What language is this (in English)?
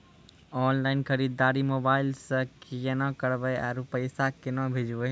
Maithili